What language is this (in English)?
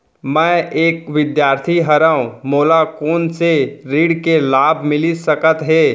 Chhattisgarhi